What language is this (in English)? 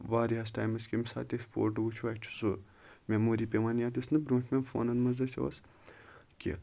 Kashmiri